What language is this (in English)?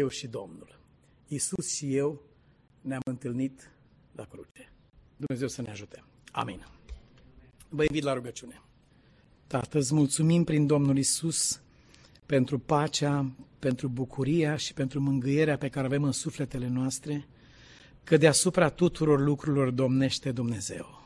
Romanian